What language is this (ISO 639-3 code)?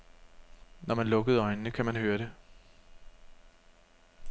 dan